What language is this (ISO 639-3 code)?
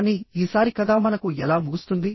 tel